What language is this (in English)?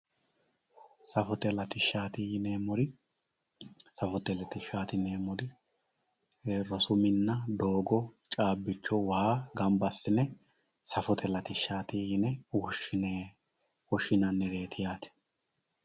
Sidamo